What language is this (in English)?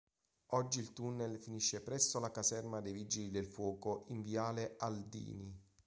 Italian